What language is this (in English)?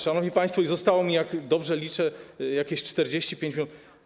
Polish